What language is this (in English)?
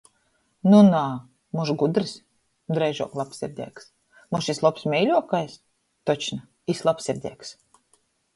Latgalian